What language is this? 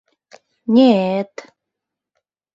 Mari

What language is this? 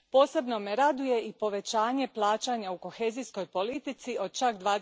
Croatian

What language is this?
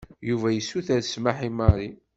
Kabyle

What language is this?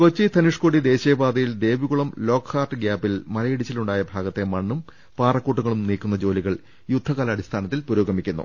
Malayalam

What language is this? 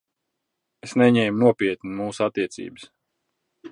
Latvian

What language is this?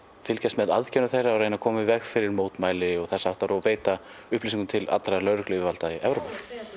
Icelandic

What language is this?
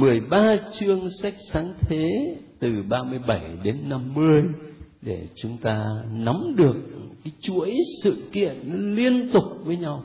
Vietnamese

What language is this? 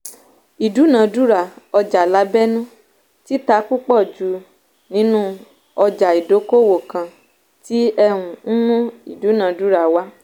Yoruba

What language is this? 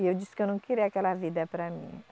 Portuguese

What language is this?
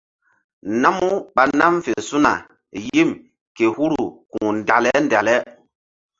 Mbum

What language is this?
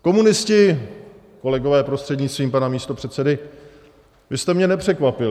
Czech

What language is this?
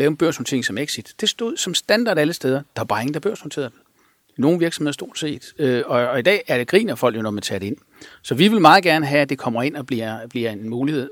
Danish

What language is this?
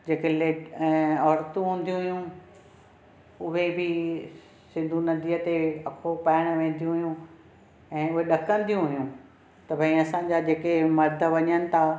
Sindhi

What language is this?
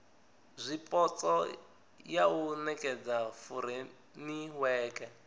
Venda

